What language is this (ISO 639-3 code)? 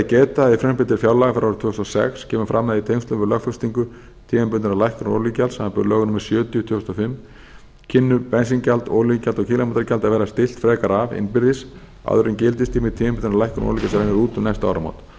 isl